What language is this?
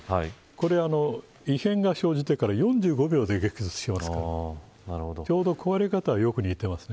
Japanese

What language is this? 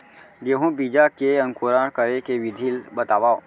Chhattisgarhi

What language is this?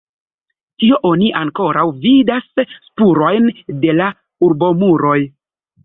Esperanto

